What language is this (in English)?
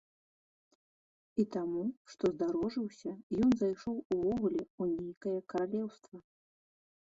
Belarusian